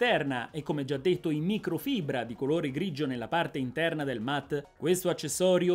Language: Italian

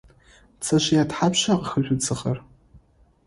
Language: Adyghe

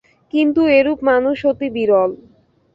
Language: Bangla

